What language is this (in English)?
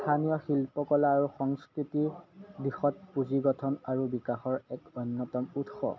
Assamese